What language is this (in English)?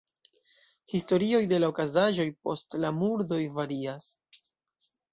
Esperanto